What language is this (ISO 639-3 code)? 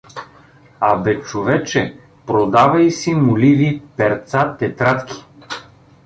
bul